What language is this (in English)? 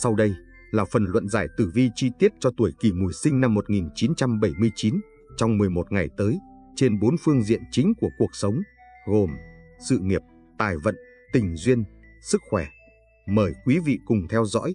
Vietnamese